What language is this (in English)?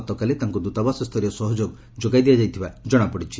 Odia